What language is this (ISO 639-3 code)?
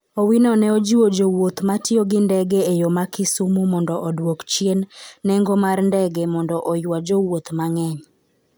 luo